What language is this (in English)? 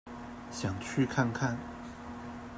Chinese